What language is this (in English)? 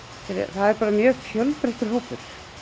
Icelandic